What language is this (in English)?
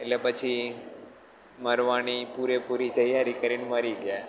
Gujarati